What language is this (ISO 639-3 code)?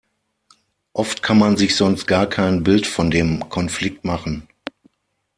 deu